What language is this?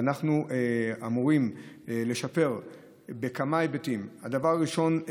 Hebrew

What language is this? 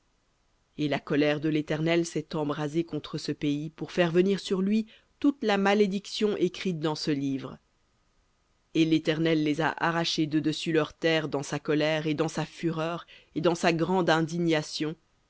French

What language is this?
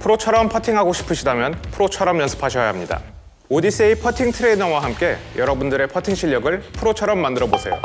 Korean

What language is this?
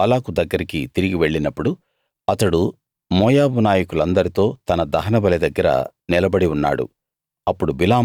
Telugu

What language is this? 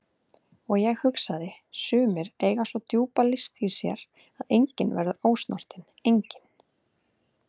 Icelandic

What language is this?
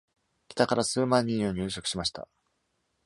Japanese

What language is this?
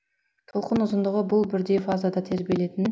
Kazakh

